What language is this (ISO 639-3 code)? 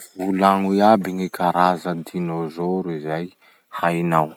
msh